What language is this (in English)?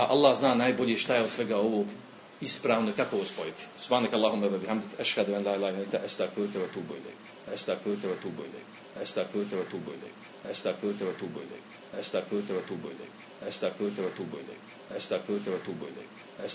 Croatian